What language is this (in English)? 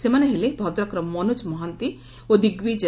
Odia